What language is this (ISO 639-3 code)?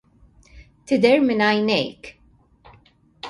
mlt